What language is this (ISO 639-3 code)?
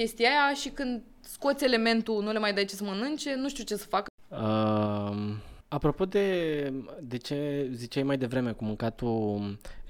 ron